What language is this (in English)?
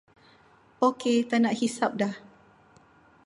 Malay